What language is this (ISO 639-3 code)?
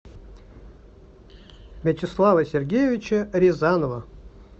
rus